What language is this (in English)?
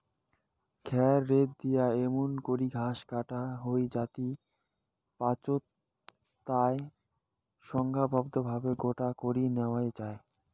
Bangla